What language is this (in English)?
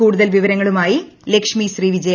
Malayalam